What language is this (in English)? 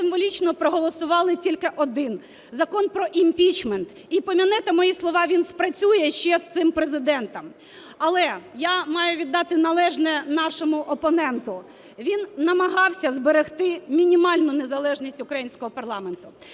Ukrainian